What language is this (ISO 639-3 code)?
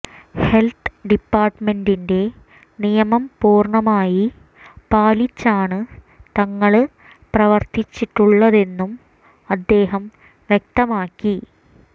mal